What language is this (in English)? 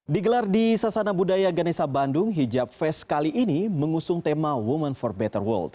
Indonesian